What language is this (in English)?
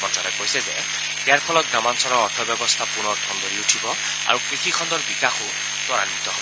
Assamese